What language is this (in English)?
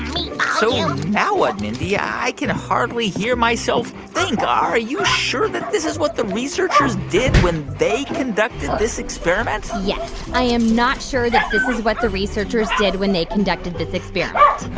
English